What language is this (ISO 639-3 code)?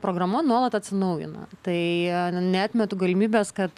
lit